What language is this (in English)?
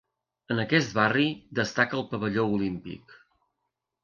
Catalan